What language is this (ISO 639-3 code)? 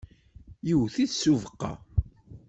kab